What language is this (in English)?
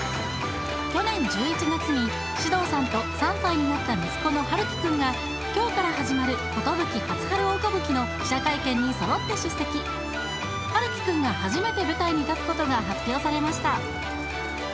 Japanese